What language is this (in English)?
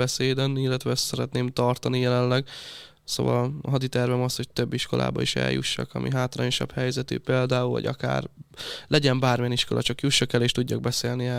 Hungarian